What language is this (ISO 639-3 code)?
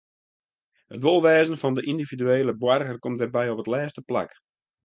fry